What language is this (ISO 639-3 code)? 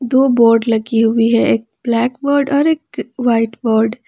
hin